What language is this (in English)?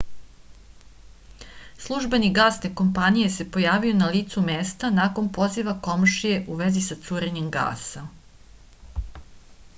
Serbian